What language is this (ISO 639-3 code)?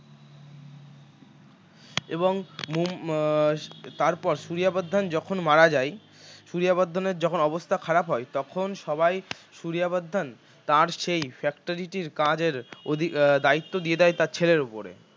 ben